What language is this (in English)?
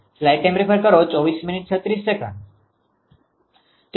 Gujarati